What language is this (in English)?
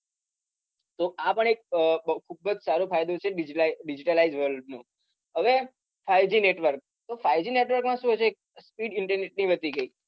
Gujarati